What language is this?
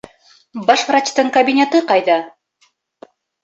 Bashkir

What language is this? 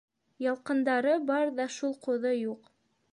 Bashkir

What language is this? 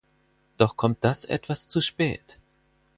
German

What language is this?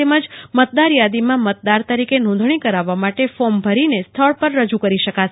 Gujarati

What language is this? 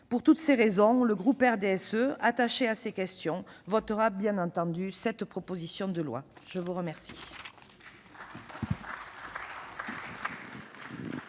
French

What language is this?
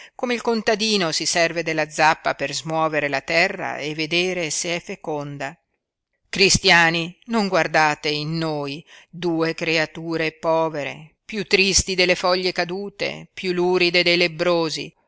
Italian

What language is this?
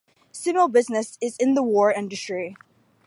English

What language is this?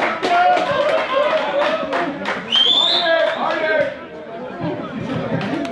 Dutch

